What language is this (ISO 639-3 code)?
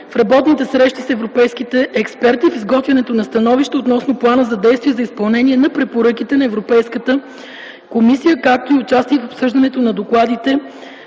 bul